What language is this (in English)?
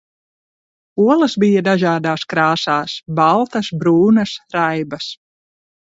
Latvian